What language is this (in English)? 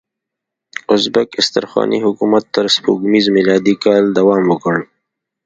Pashto